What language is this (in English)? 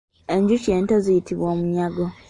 Ganda